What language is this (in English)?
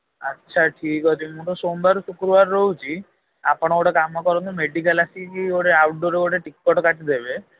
Odia